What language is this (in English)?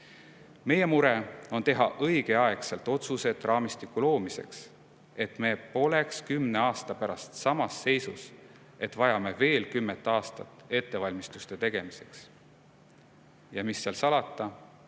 Estonian